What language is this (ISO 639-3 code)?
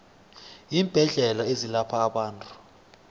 nbl